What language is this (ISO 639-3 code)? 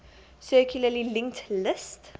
eng